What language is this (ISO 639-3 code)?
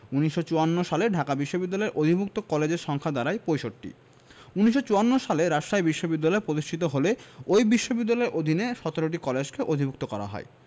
ben